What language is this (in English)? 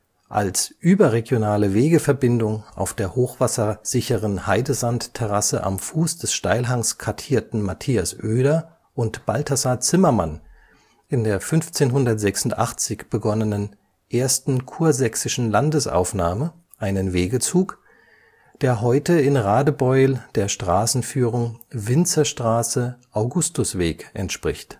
German